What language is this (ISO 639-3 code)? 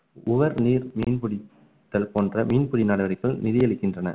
tam